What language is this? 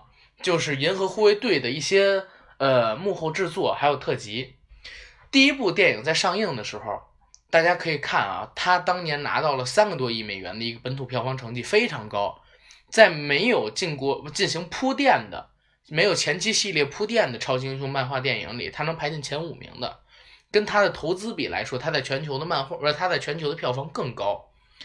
Chinese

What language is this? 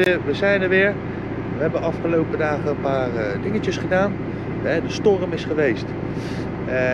Dutch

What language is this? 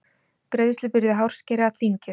Icelandic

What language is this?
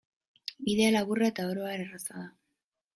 Basque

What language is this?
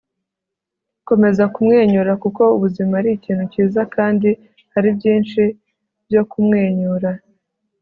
Kinyarwanda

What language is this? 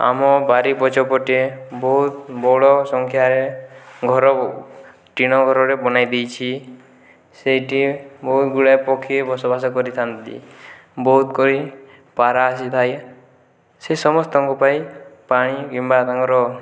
Odia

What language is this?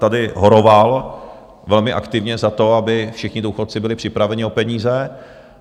Czech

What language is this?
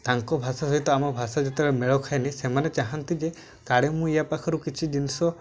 Odia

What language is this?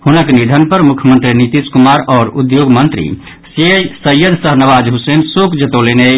Maithili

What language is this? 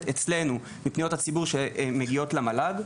Hebrew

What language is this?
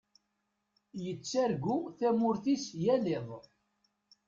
Kabyle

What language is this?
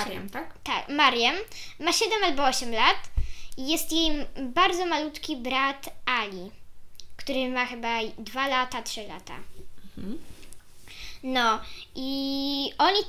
Polish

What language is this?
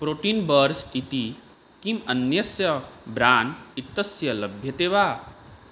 Sanskrit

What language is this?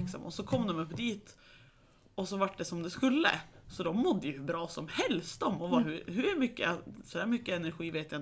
Swedish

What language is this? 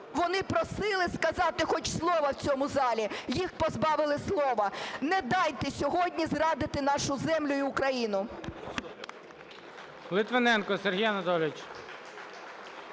Ukrainian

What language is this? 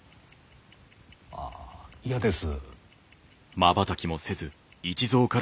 Japanese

